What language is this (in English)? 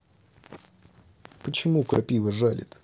Russian